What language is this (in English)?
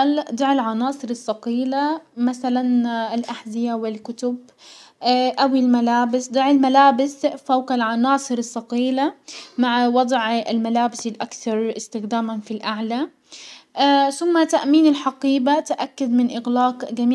Hijazi Arabic